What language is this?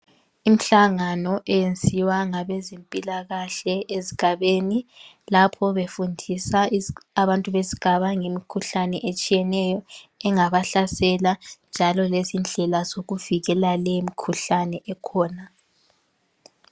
North Ndebele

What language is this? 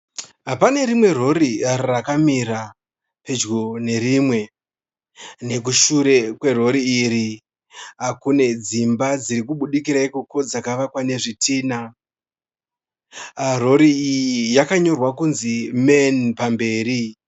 Shona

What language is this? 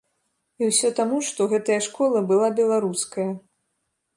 Belarusian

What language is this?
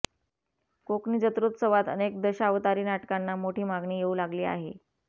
Marathi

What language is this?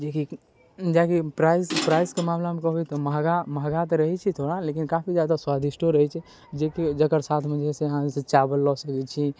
Maithili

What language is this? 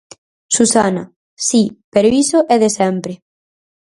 Galician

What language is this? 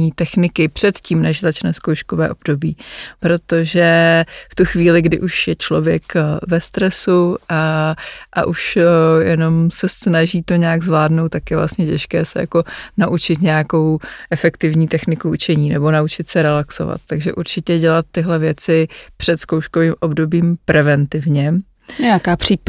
Czech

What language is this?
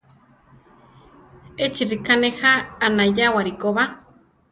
Central Tarahumara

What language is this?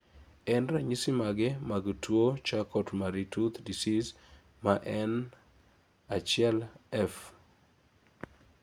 Luo (Kenya and Tanzania)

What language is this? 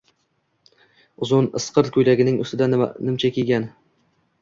Uzbek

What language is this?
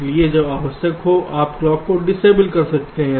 Hindi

